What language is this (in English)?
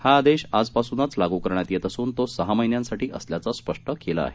Marathi